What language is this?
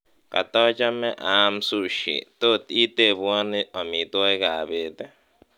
Kalenjin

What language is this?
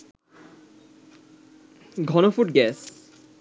Bangla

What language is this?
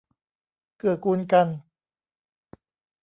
Thai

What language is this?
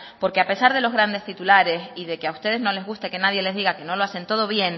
Spanish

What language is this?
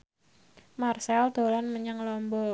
Javanese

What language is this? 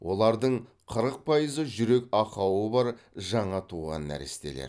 Kazakh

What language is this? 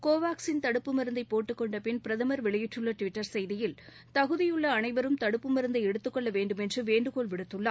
Tamil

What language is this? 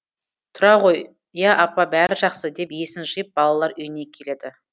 Kazakh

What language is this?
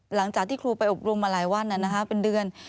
Thai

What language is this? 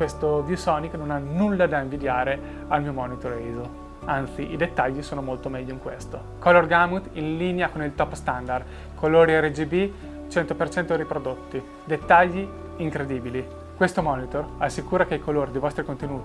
Italian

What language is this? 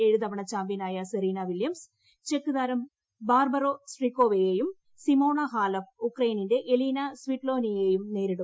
Malayalam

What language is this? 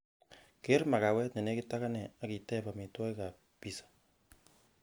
Kalenjin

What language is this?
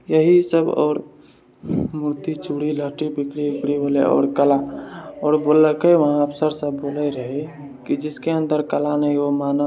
Maithili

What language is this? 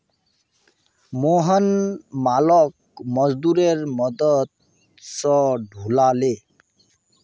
Magahi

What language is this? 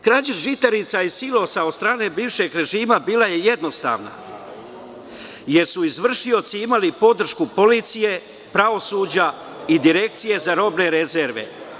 Serbian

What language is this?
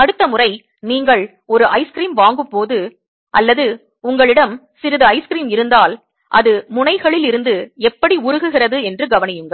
Tamil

